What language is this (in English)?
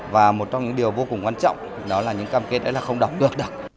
Vietnamese